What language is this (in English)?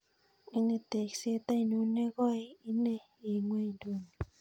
Kalenjin